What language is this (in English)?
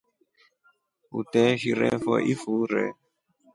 Rombo